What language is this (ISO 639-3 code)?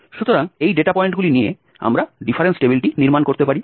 ben